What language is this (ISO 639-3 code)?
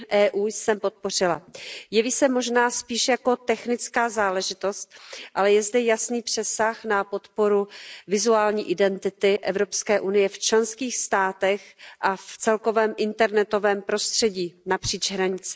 ces